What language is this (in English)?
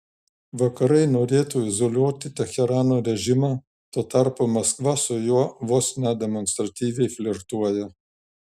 Lithuanian